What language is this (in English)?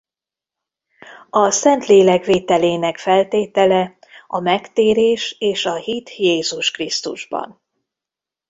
Hungarian